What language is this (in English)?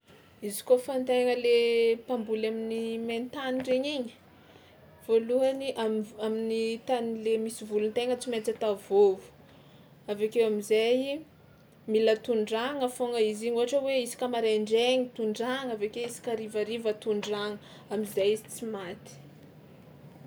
Tsimihety Malagasy